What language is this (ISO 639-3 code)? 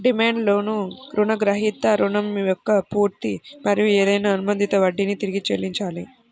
tel